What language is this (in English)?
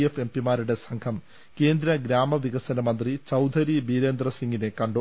Malayalam